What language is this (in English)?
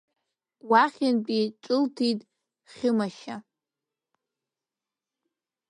Abkhazian